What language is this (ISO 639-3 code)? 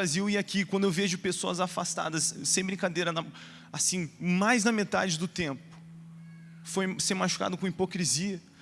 por